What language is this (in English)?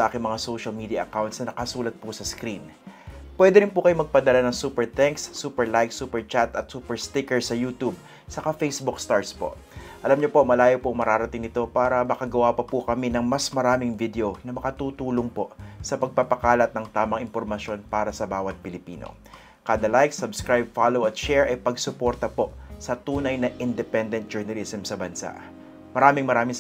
Filipino